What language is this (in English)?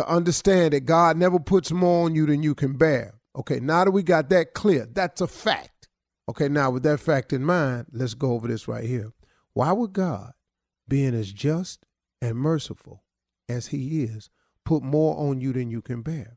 English